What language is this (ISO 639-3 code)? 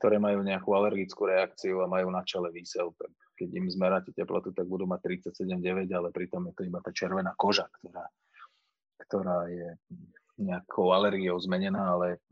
slk